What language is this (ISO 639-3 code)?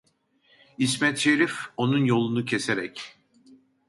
tur